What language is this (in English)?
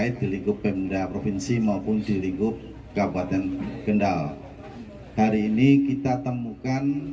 Indonesian